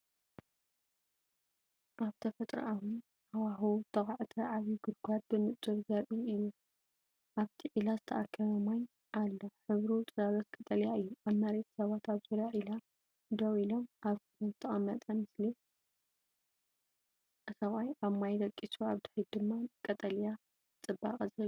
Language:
Tigrinya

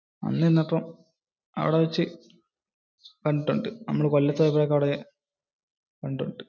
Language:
Malayalam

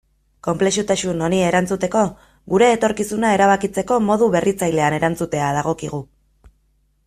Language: Basque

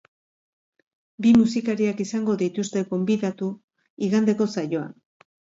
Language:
Basque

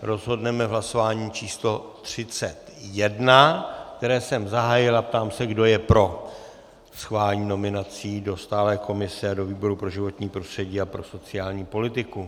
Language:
Czech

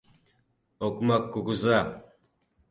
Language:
Mari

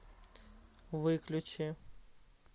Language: Russian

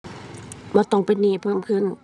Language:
Thai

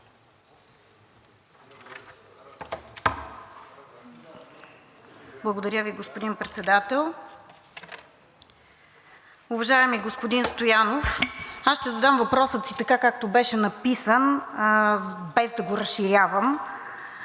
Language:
Bulgarian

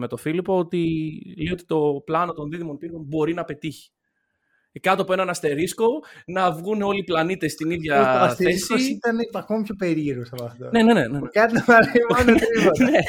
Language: Greek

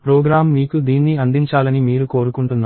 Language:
Telugu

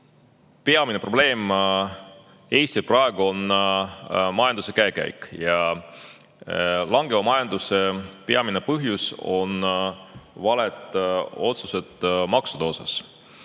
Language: Estonian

